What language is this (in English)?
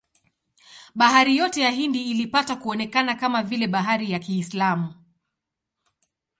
Swahili